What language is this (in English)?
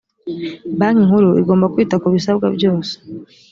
Kinyarwanda